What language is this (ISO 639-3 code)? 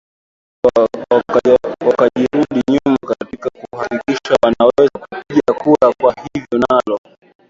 swa